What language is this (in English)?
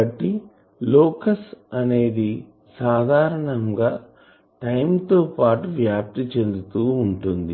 Telugu